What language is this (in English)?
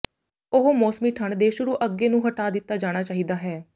Punjabi